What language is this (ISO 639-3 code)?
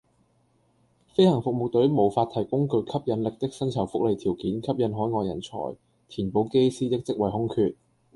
yue